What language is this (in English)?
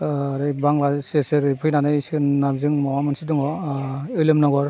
Bodo